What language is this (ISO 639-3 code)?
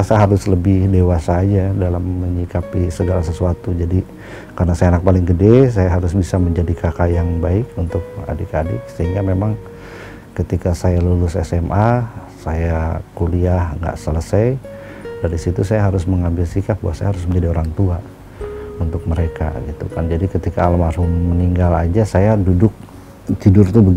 ind